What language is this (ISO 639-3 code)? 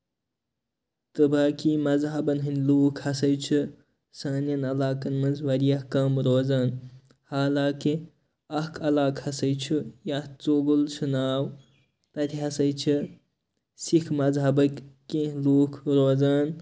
kas